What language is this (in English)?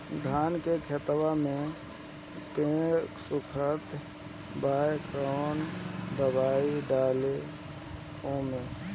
Bhojpuri